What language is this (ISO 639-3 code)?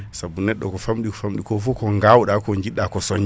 ful